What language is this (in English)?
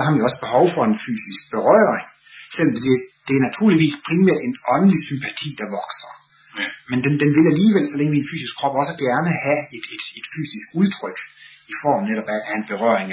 Danish